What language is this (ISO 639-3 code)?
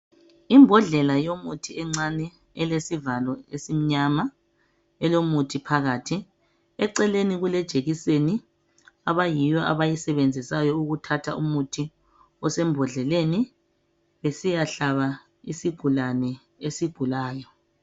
nde